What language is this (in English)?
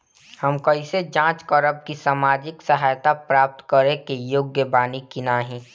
Bhojpuri